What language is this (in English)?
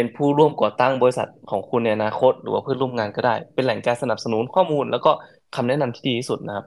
Thai